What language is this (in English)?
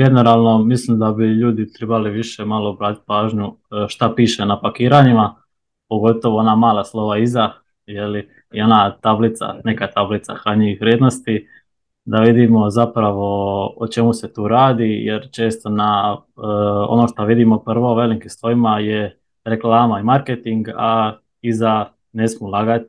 Croatian